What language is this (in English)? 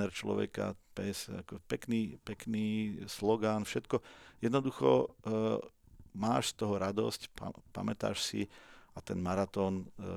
Slovak